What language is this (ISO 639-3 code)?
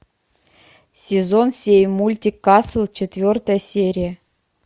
rus